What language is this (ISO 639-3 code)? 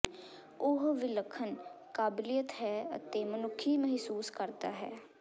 pan